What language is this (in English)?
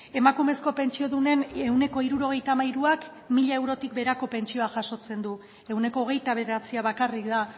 Basque